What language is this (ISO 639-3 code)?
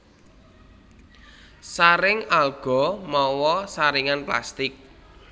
jav